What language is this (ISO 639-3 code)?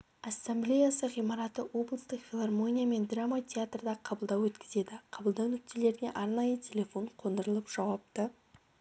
kaz